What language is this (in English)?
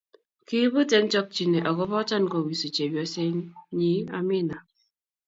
Kalenjin